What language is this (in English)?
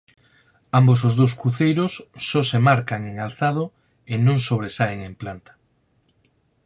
Galician